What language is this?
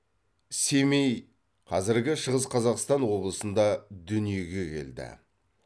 Kazakh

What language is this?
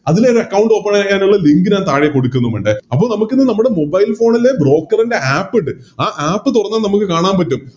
Malayalam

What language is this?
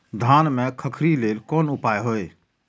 Maithili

